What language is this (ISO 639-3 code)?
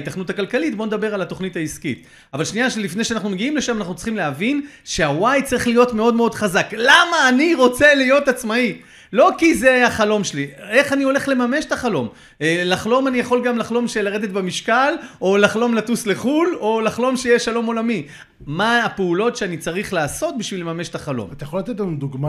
heb